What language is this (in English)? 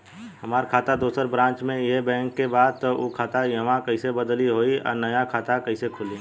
Bhojpuri